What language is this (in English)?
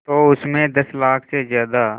Hindi